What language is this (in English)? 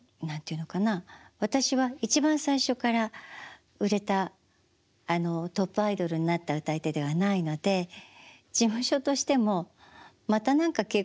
Japanese